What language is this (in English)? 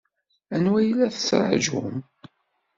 Kabyle